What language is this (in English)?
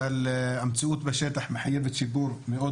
Hebrew